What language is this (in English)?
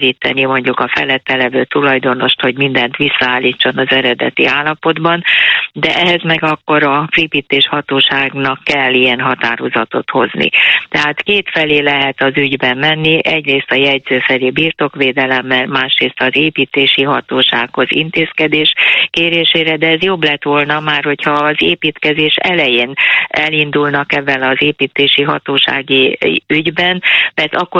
Hungarian